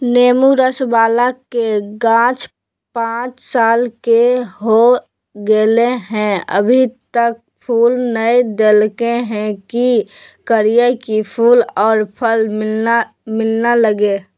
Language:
Magahi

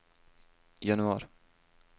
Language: Norwegian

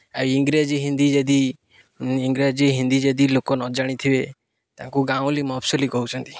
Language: Odia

